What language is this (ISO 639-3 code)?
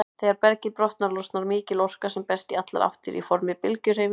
isl